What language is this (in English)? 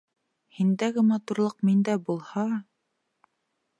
Bashkir